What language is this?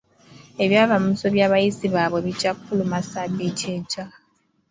Ganda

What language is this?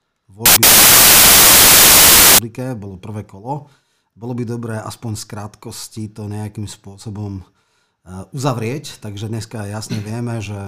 Slovak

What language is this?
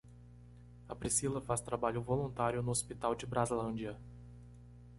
Portuguese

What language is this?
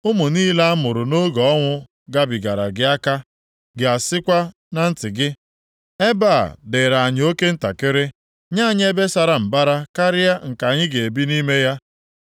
Igbo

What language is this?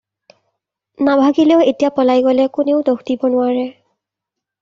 Assamese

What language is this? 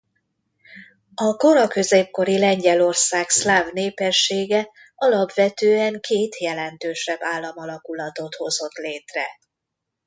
Hungarian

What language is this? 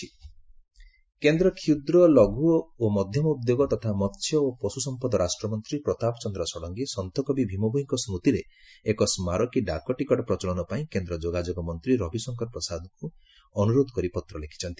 Odia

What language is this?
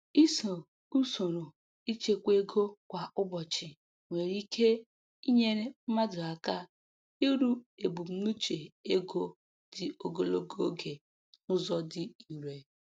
Igbo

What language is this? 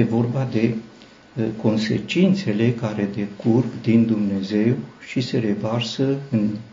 Romanian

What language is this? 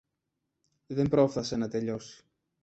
Greek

